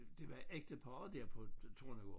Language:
Danish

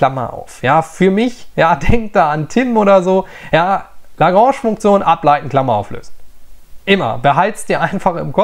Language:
German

